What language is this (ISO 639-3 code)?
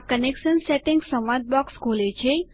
guj